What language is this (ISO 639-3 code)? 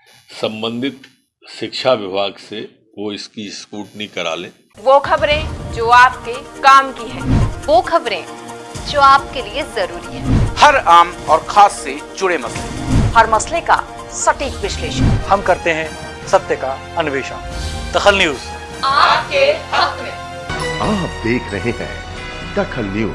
hin